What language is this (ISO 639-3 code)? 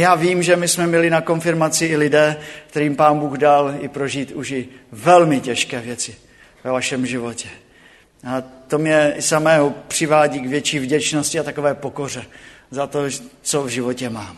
ces